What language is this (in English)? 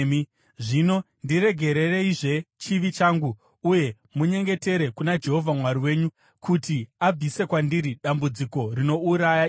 Shona